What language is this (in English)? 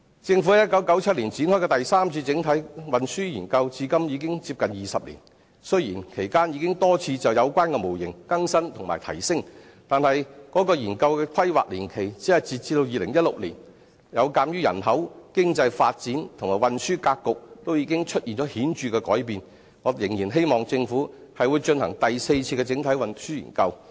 Cantonese